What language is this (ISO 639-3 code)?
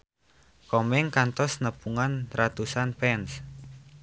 sun